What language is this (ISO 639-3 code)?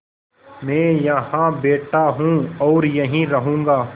hin